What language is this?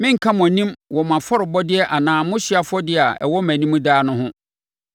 Akan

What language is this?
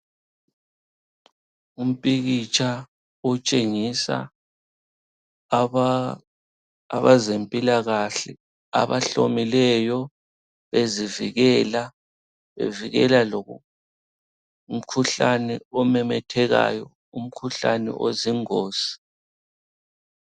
North Ndebele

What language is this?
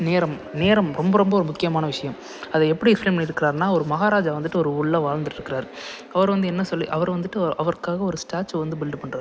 Tamil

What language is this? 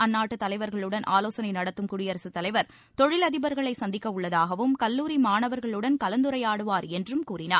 Tamil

